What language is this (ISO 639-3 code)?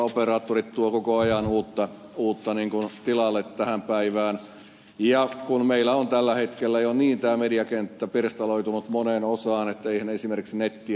fin